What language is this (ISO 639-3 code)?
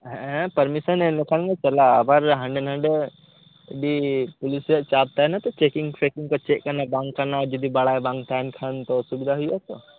sat